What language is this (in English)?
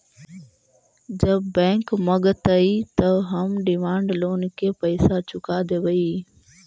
Magahi